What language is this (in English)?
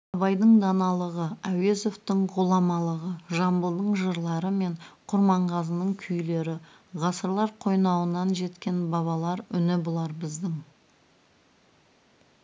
Kazakh